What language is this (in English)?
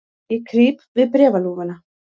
Icelandic